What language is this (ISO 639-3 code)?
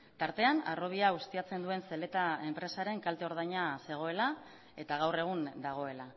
eus